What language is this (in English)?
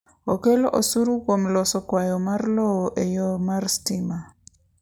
Luo (Kenya and Tanzania)